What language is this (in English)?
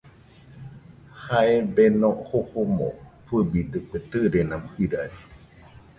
Nüpode Huitoto